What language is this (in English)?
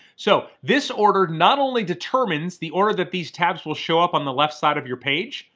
English